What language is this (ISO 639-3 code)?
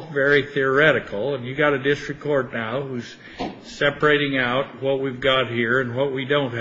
eng